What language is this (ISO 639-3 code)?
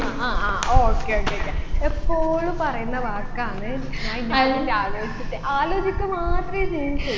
mal